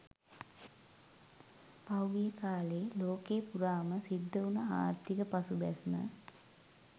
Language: Sinhala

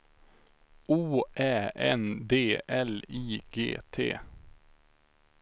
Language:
Swedish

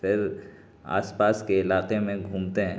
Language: Urdu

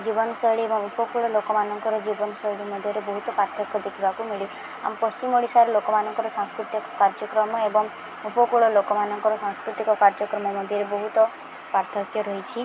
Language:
Odia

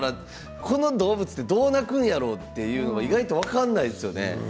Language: Japanese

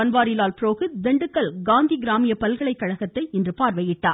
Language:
Tamil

